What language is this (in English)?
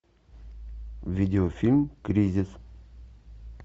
Russian